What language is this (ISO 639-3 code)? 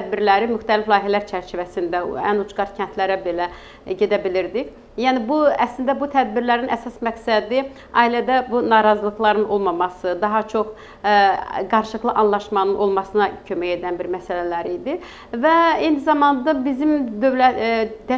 tur